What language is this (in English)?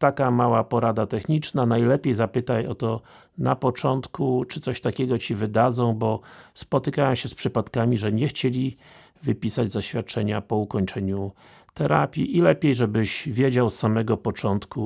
Polish